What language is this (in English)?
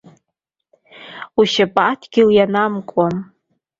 Abkhazian